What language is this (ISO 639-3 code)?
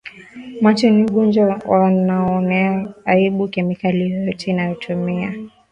swa